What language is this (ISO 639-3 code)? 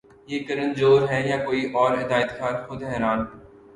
urd